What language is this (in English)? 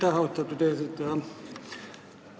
Estonian